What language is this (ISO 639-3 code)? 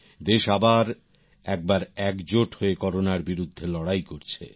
ben